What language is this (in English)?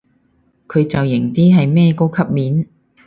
Cantonese